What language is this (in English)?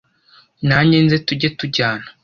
Kinyarwanda